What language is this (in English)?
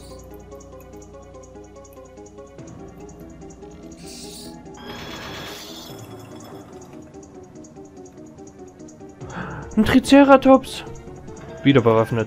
German